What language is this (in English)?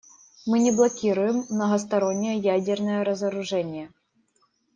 Russian